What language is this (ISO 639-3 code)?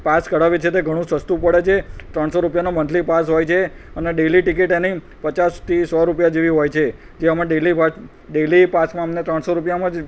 guj